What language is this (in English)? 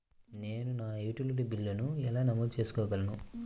Telugu